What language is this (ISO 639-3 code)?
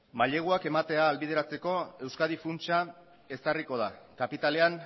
eus